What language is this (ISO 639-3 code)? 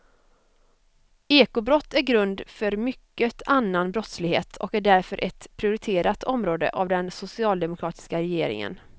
swe